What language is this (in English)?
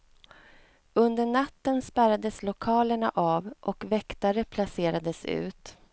Swedish